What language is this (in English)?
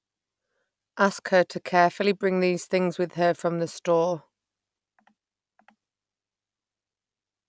English